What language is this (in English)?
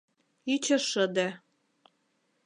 Mari